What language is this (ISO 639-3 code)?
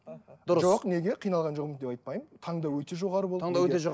kaz